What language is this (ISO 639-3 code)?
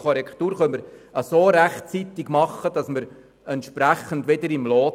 gsw